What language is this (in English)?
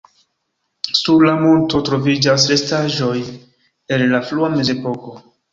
Esperanto